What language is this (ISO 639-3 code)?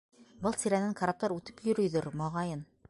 bak